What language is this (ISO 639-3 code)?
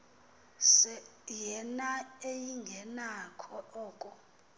xho